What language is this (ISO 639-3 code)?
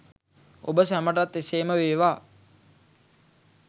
sin